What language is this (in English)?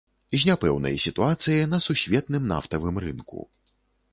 Belarusian